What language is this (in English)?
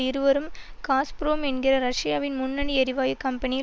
Tamil